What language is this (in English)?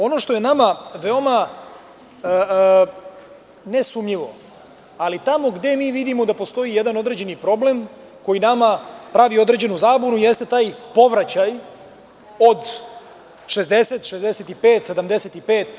Serbian